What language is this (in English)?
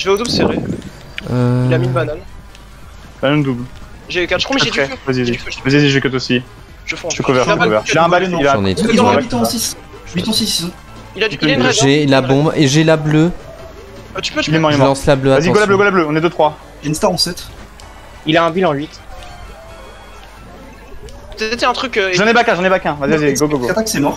French